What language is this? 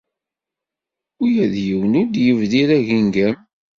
Kabyle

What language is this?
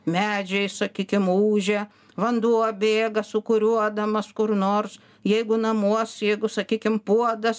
Lithuanian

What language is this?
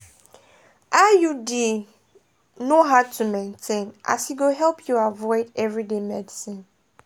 Nigerian Pidgin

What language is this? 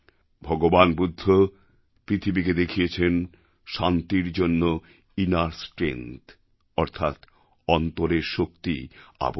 Bangla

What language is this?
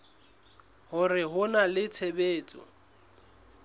Southern Sotho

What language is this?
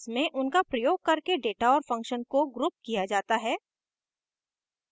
Hindi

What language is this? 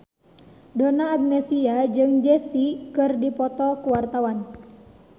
Sundanese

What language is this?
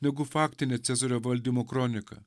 Lithuanian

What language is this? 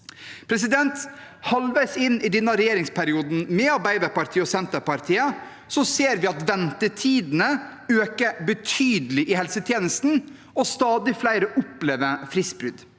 Norwegian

